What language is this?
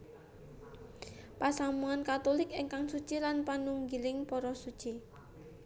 Javanese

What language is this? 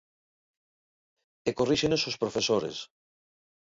Galician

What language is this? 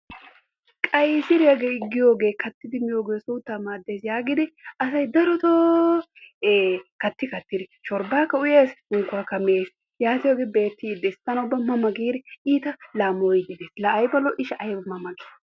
Wolaytta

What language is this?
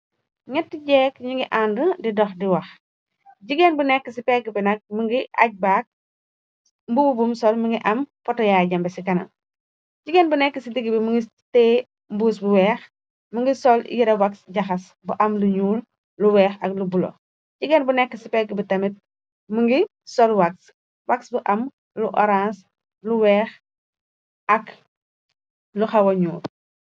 Wolof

